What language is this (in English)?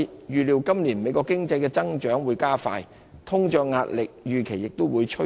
Cantonese